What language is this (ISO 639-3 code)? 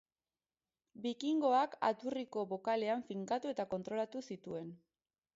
eus